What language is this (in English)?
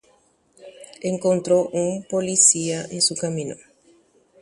Guarani